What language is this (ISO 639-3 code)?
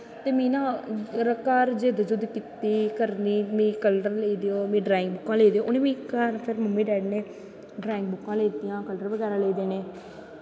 doi